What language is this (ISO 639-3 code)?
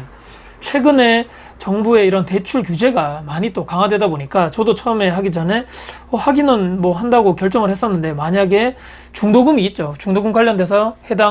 kor